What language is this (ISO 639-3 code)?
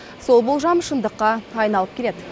kaz